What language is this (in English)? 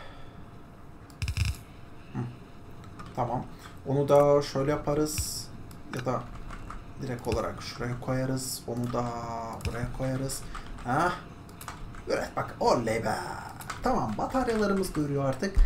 Turkish